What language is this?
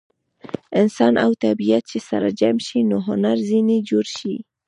Pashto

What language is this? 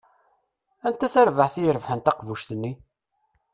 Kabyle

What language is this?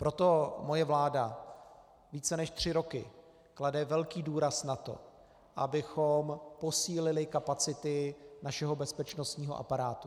Czech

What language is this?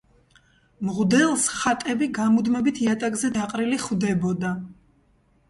Georgian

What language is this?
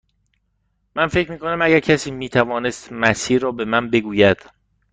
Persian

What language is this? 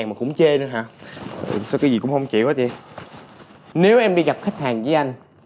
Vietnamese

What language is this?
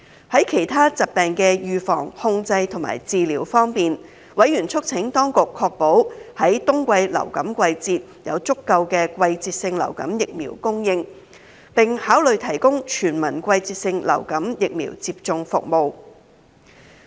Cantonese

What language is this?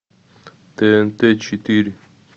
Russian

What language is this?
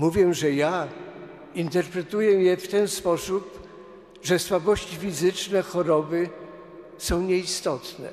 Polish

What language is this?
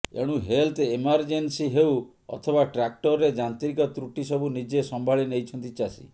Odia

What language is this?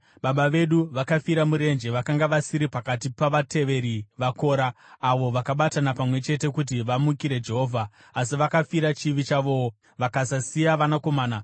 Shona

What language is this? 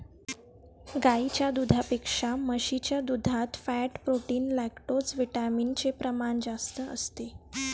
Marathi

